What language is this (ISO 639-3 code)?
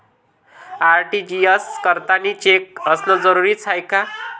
mar